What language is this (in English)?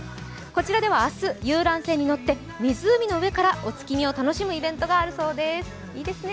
Japanese